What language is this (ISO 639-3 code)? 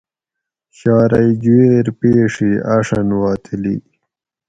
gwc